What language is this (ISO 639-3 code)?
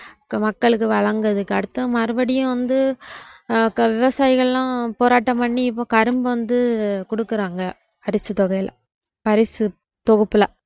tam